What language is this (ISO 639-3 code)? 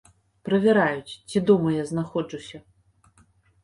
bel